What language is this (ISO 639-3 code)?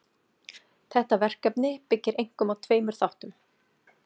isl